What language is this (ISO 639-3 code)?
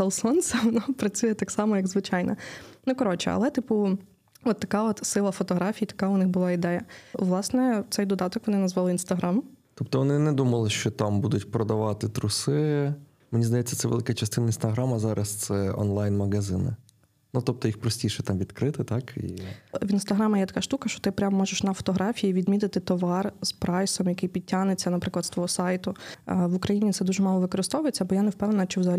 ukr